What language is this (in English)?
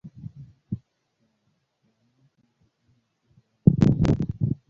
Swahili